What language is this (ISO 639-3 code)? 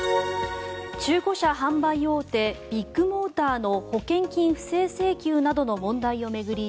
jpn